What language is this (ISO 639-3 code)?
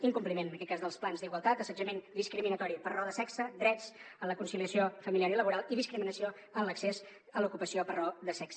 cat